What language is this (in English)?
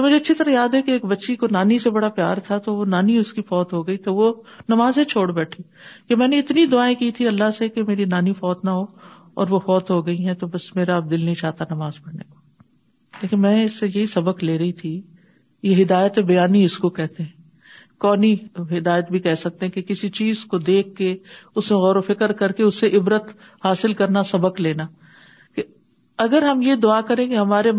Urdu